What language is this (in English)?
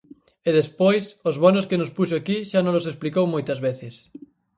Galician